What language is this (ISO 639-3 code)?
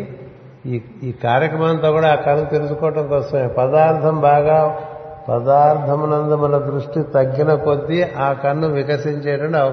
tel